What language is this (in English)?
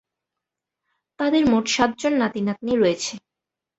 Bangla